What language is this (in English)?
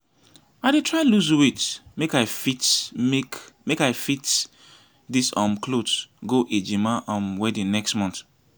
Nigerian Pidgin